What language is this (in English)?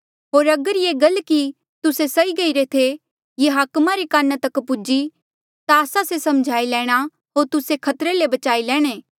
Mandeali